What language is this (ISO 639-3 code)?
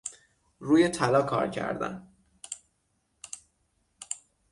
fas